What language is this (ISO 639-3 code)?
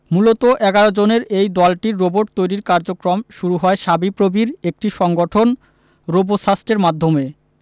ben